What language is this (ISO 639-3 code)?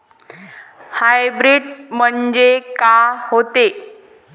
mar